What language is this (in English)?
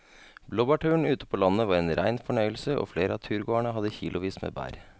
Norwegian